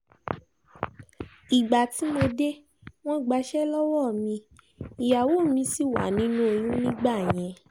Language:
Yoruba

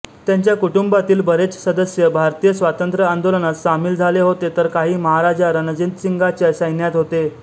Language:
Marathi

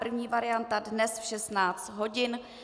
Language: Czech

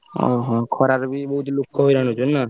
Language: Odia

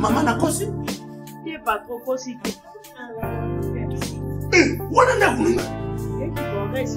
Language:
French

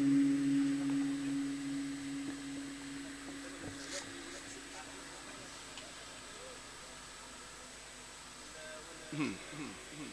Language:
Arabic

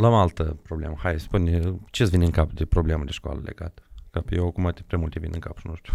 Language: Romanian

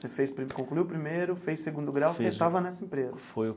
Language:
Portuguese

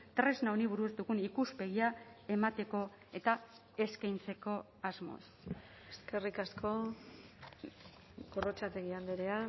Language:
Basque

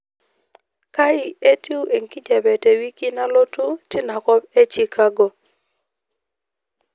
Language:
Masai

